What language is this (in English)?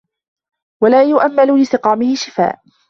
Arabic